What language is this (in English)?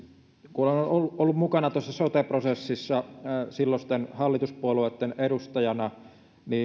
Finnish